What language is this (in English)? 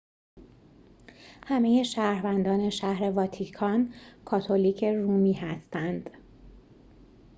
Persian